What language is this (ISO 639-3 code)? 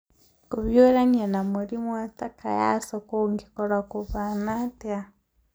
kik